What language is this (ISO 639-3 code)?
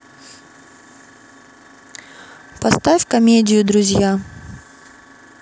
rus